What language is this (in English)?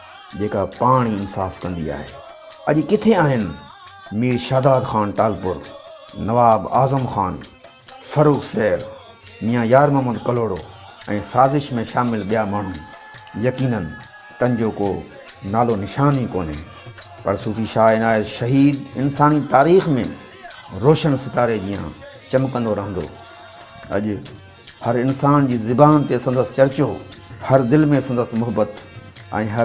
Sindhi